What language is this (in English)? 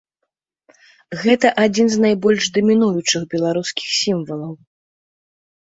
Belarusian